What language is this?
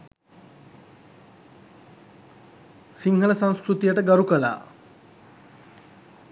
Sinhala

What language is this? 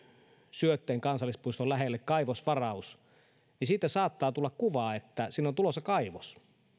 Finnish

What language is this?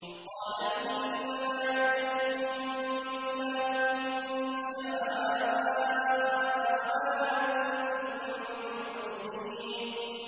Arabic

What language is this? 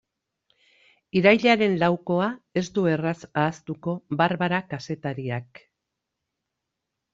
Basque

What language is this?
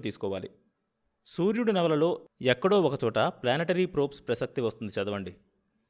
Telugu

